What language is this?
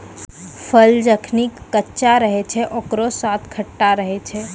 Maithili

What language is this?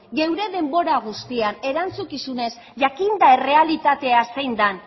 Basque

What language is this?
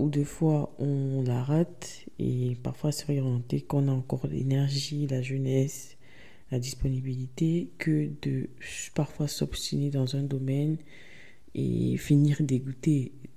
French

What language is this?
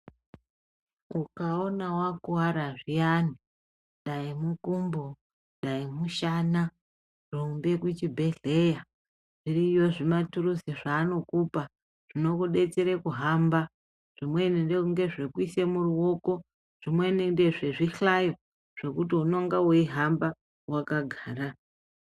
Ndau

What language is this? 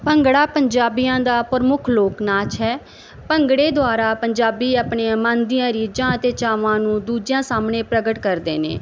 Punjabi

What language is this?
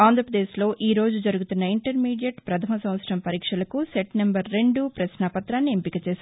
Telugu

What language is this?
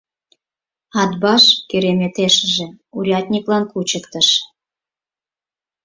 Mari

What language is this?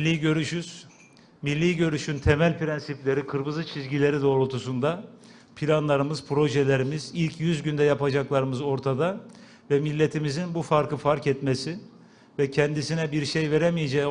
Turkish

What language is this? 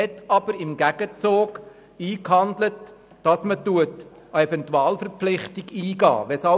Swiss German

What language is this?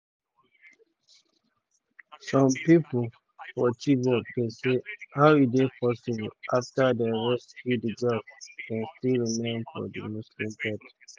Nigerian Pidgin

